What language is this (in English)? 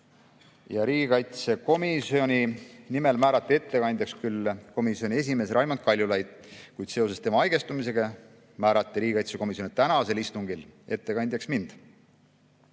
Estonian